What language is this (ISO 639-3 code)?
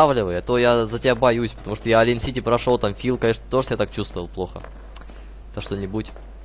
rus